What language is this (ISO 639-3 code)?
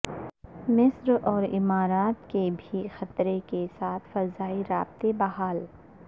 urd